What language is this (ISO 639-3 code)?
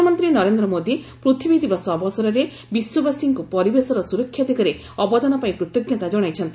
ori